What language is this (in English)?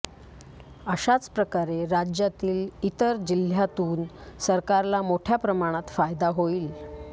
Marathi